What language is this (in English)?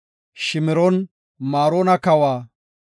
Gofa